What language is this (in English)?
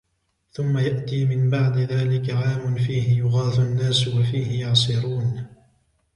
Arabic